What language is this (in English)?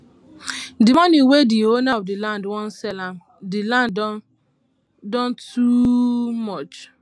Nigerian Pidgin